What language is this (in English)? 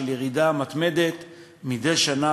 Hebrew